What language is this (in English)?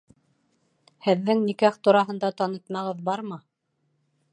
Bashkir